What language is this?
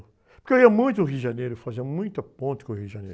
Portuguese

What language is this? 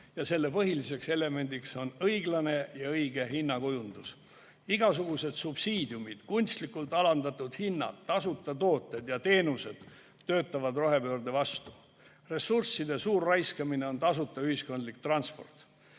Estonian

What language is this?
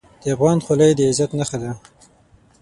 Pashto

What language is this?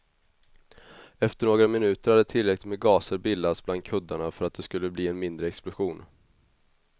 Swedish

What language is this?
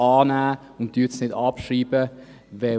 Swiss German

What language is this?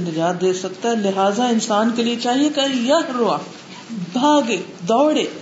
Urdu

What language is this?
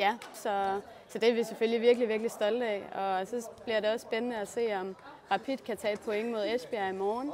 Danish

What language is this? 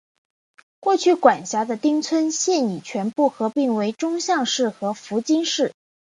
Chinese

